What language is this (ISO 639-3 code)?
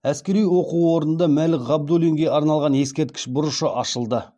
kaz